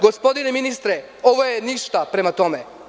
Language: Serbian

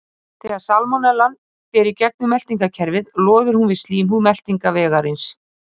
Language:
Icelandic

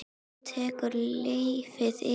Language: Icelandic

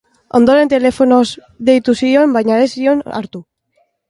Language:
Basque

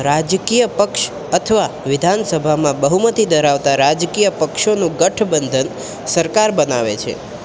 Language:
Gujarati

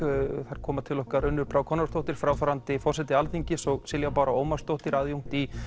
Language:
Icelandic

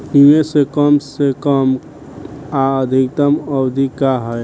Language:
Bhojpuri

